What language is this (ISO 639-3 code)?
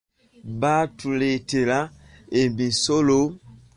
lug